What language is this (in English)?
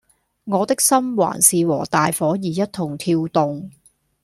Cantonese